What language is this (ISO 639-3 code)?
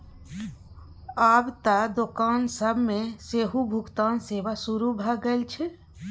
mai